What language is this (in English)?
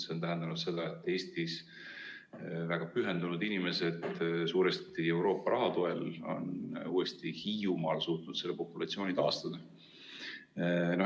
Estonian